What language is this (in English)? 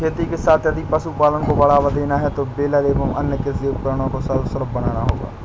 Hindi